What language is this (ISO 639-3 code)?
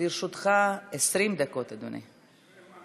heb